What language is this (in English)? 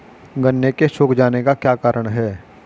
Hindi